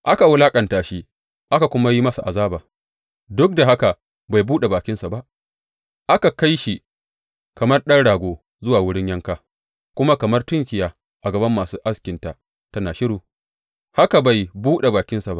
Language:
Hausa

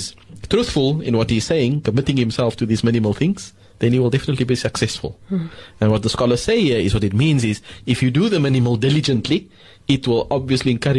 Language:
English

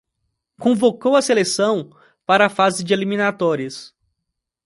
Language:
Portuguese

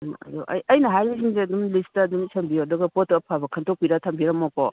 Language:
Manipuri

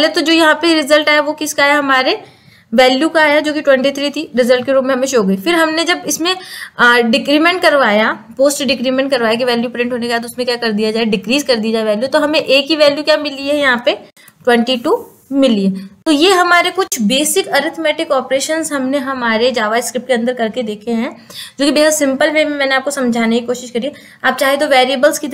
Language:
Hindi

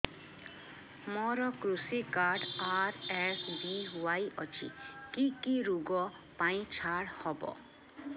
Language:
Odia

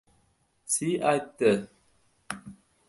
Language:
Uzbek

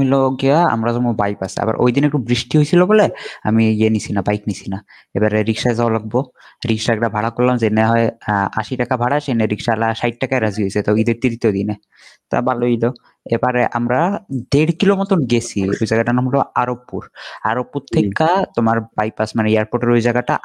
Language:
Bangla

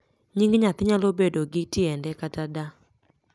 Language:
Luo (Kenya and Tanzania)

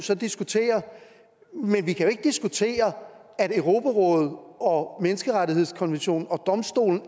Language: Danish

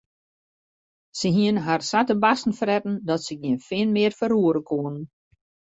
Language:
Western Frisian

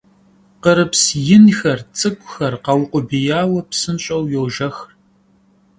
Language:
Kabardian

